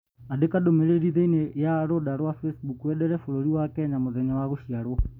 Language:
Kikuyu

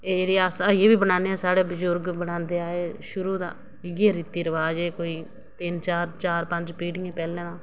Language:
Dogri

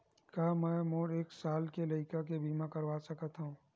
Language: Chhattisgarhi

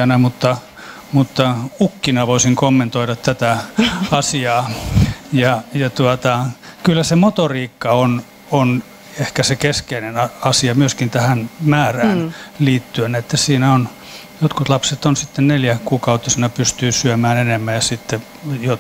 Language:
Finnish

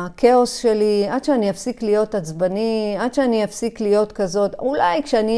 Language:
Hebrew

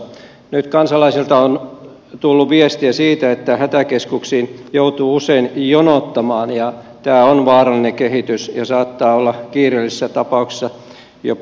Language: Finnish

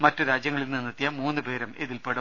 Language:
Malayalam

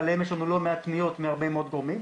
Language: Hebrew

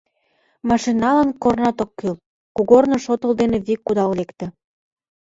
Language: Mari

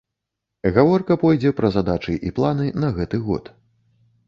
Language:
Belarusian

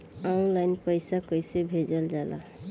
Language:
Bhojpuri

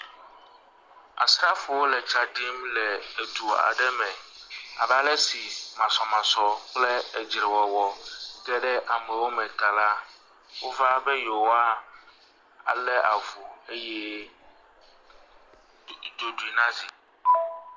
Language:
Ewe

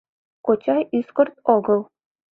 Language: Mari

